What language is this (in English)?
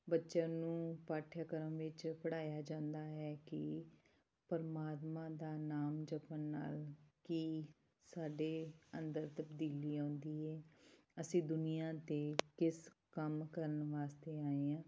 Punjabi